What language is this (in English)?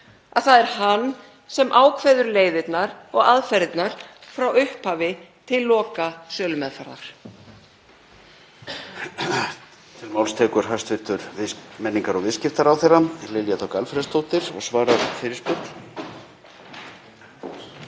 Icelandic